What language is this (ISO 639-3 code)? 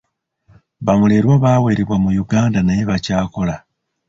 lug